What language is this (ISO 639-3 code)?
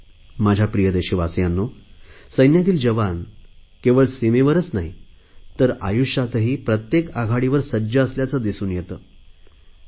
mar